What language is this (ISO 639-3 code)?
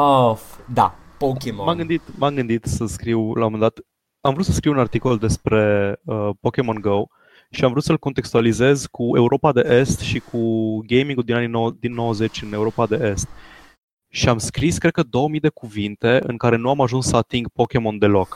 ron